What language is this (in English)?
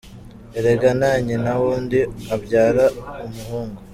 Kinyarwanda